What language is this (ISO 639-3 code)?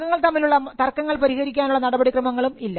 mal